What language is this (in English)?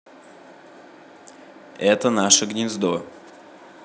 Russian